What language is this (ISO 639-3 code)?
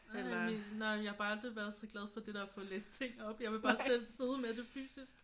dan